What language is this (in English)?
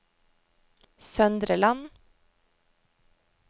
Norwegian